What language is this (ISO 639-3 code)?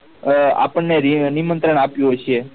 guj